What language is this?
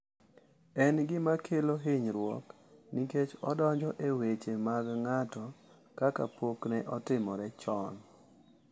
Luo (Kenya and Tanzania)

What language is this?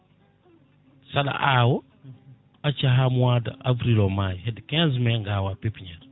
Fula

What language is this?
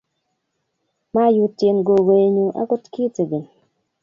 Kalenjin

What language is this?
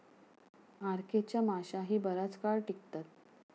Marathi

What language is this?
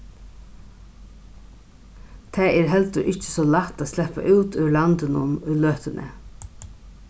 Faroese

